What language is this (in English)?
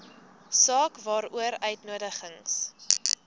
Afrikaans